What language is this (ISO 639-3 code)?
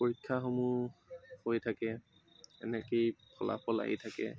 asm